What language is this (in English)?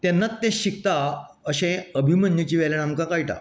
Konkani